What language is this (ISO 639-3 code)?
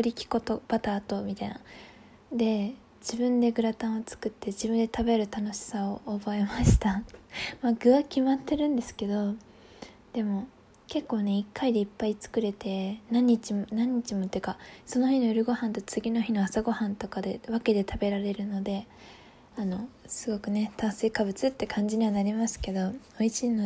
jpn